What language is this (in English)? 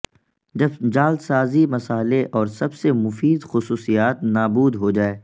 Urdu